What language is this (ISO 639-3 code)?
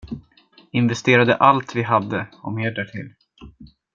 swe